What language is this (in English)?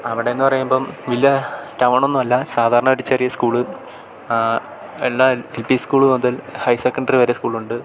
Malayalam